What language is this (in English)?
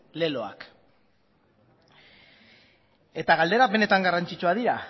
Basque